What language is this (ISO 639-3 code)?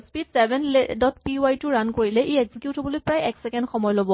asm